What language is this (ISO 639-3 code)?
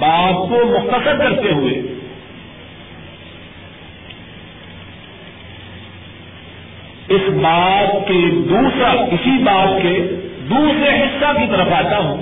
urd